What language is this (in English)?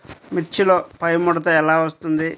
Telugu